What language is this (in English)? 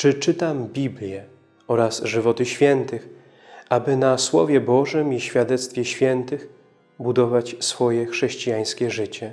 Polish